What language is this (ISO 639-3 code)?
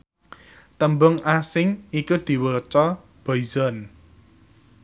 jav